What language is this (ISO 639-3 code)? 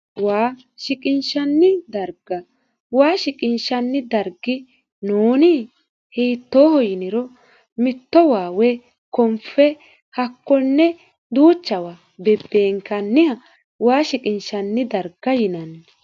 sid